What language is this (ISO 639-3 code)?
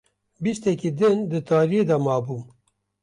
kur